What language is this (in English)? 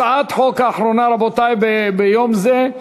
Hebrew